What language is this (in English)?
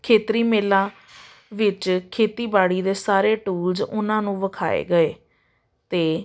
Punjabi